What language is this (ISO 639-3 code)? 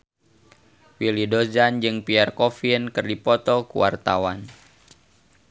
sun